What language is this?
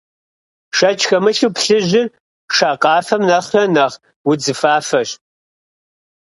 Kabardian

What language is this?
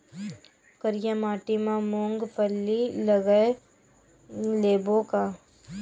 Chhattisgarhi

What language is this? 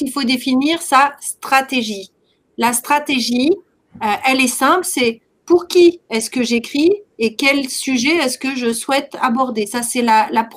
French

